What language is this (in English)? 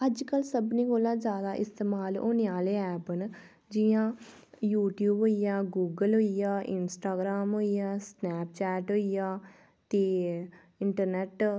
Dogri